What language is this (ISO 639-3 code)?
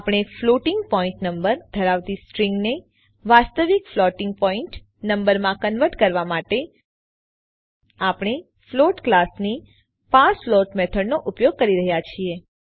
guj